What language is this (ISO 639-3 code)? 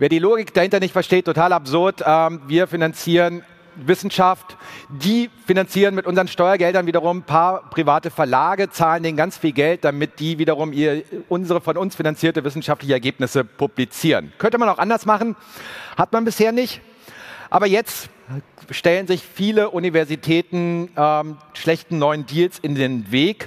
deu